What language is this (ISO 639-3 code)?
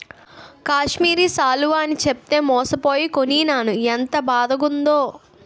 tel